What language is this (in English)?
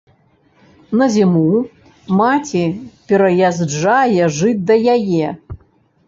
Belarusian